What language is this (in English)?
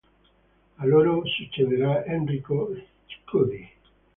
Italian